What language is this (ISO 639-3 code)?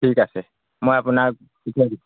asm